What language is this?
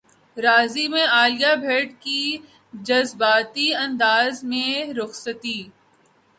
Urdu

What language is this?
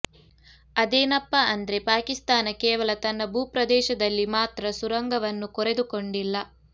Kannada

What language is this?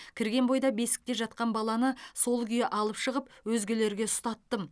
Kazakh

